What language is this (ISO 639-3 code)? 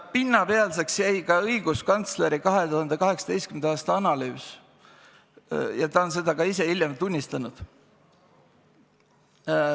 est